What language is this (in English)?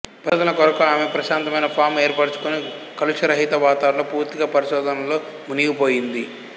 Telugu